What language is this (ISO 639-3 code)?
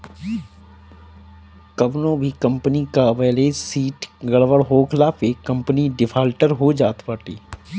bho